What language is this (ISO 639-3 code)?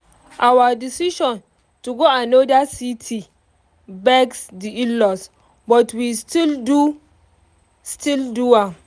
pcm